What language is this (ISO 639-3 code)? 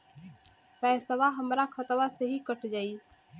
bho